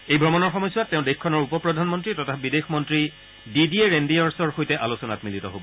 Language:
Assamese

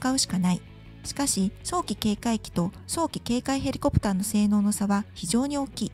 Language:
Japanese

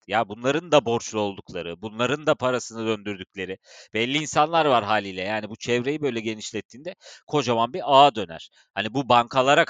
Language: Turkish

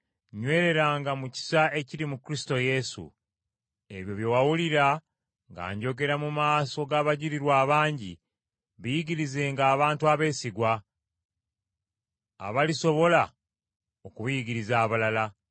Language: Ganda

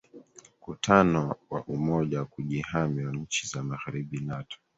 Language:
Swahili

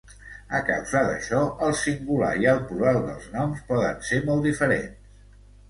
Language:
Catalan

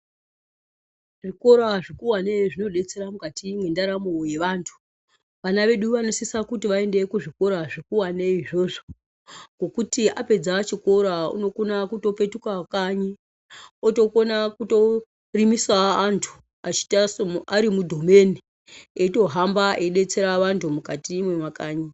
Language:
Ndau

